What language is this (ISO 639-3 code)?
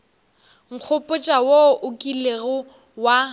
nso